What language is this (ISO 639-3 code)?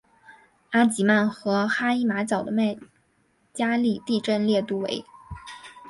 zho